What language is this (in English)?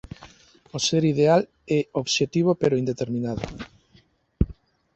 Galician